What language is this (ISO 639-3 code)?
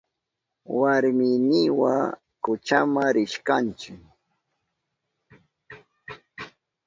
qup